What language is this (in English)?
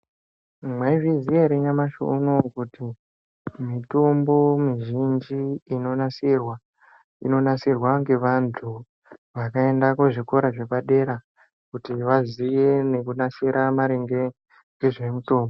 Ndau